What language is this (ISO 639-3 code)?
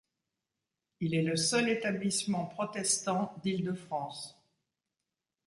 fra